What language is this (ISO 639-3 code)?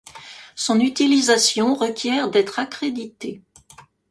fra